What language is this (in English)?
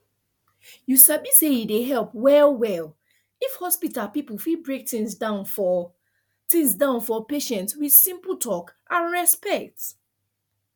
Nigerian Pidgin